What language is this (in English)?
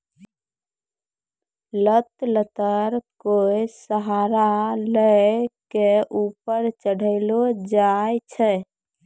Maithili